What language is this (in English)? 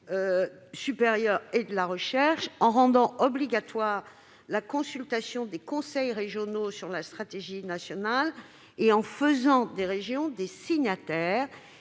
French